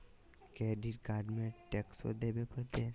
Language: Magahi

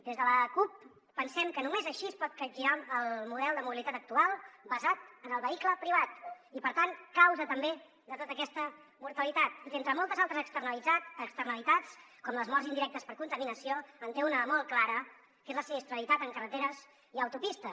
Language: Catalan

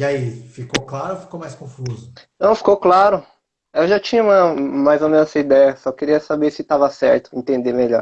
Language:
Portuguese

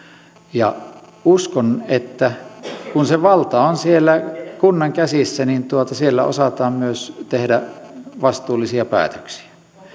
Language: Finnish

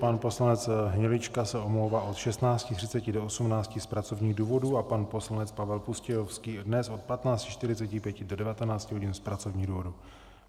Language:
Czech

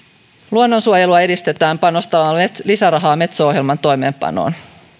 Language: Finnish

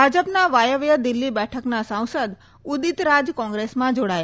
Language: Gujarati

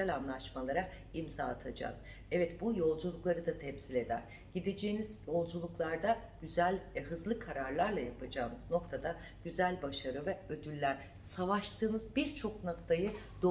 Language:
Turkish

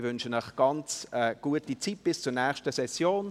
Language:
Swiss German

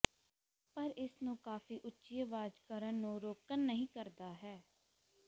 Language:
Punjabi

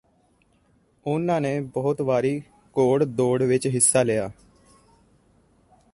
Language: Punjabi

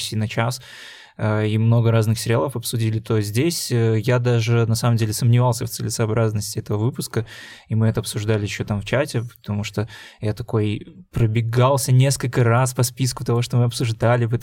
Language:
Russian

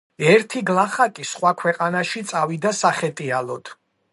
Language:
Georgian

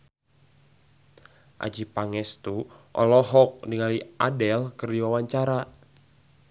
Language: Sundanese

